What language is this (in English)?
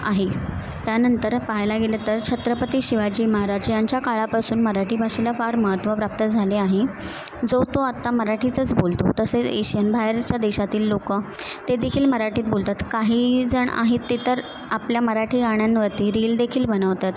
Marathi